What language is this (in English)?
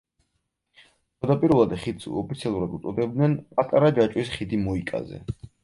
Georgian